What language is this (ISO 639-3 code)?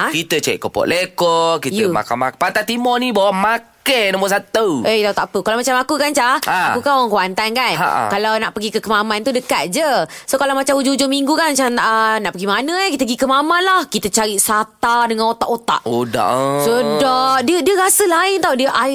msa